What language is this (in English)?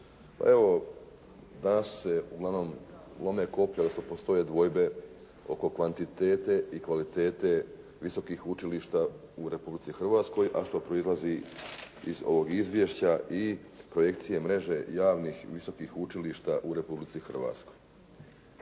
Croatian